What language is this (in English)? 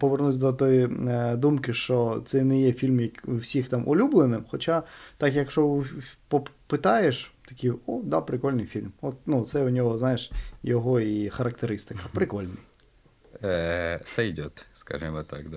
Ukrainian